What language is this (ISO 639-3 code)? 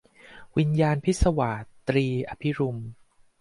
tha